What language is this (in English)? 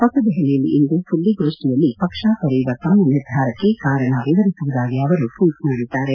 Kannada